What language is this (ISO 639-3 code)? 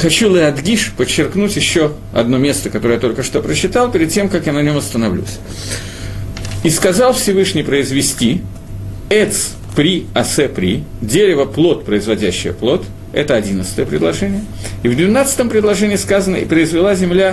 rus